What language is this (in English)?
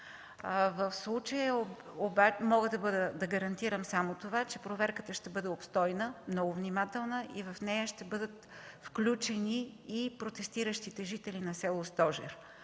Bulgarian